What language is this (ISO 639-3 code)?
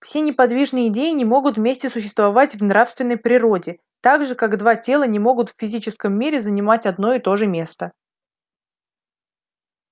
rus